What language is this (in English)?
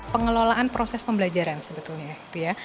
Indonesian